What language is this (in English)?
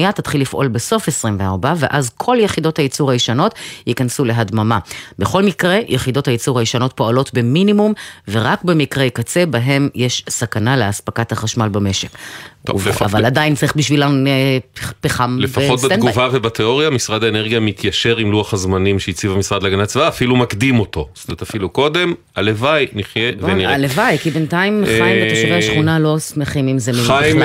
Hebrew